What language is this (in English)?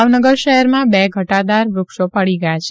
Gujarati